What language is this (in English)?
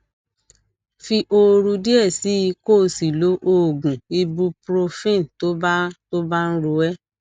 Yoruba